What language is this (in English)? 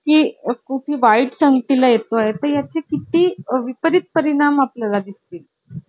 Marathi